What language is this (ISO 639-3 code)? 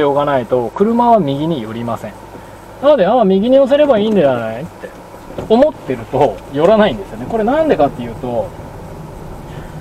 jpn